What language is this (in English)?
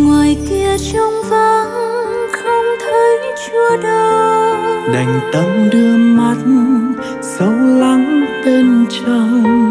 Vietnamese